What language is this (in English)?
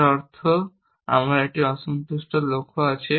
Bangla